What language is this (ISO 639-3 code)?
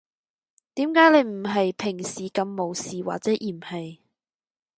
yue